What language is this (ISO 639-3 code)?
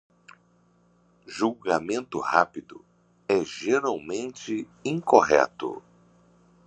por